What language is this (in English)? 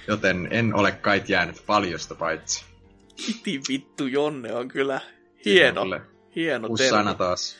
Finnish